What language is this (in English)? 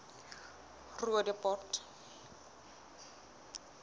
Southern Sotho